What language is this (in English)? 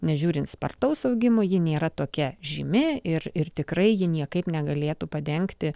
Lithuanian